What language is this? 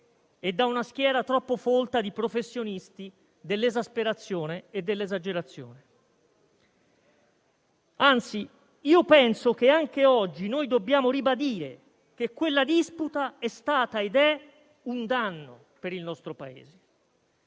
Italian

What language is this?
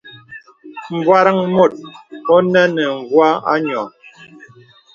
Bebele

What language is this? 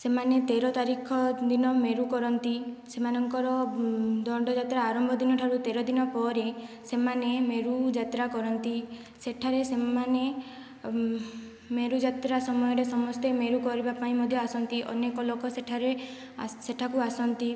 Odia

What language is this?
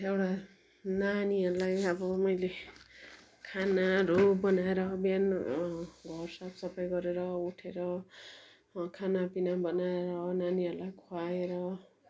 Nepali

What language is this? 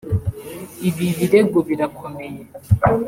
Kinyarwanda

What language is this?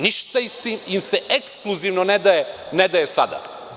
Serbian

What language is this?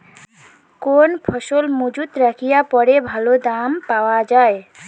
Bangla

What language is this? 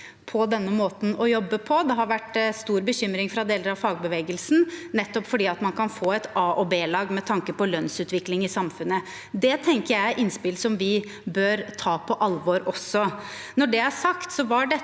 Norwegian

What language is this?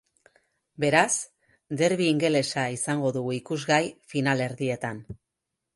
Basque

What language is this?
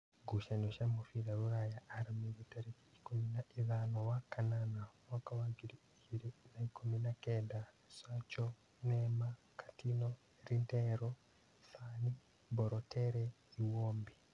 Kikuyu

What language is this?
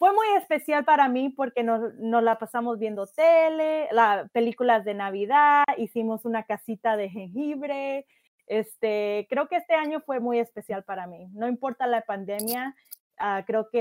Spanish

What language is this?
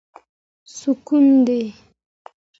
Pashto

